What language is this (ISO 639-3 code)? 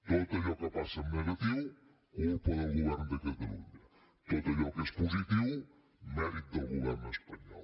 cat